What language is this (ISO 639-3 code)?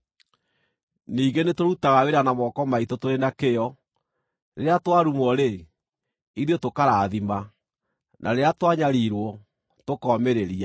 kik